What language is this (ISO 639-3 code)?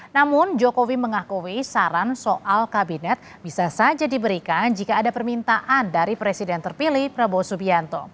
ind